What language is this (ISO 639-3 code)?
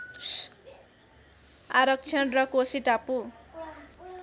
nep